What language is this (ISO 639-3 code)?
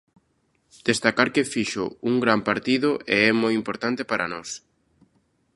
glg